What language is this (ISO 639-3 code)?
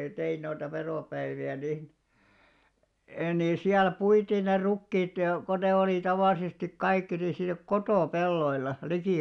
fin